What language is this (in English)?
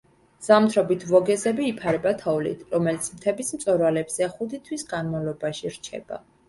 Georgian